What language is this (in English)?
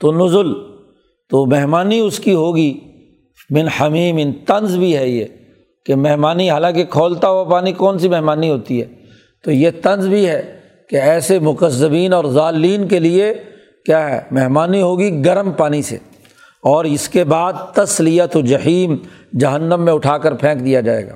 Urdu